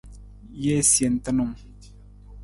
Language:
Nawdm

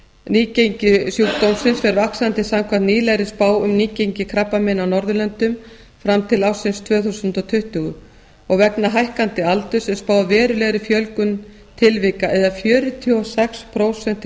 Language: Icelandic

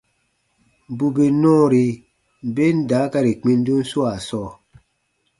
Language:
Baatonum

